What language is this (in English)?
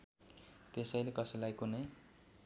Nepali